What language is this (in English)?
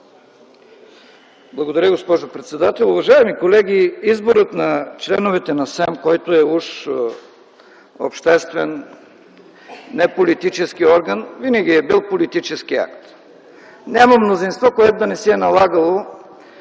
Bulgarian